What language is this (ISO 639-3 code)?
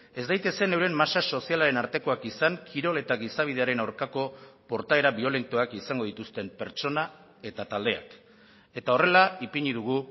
eus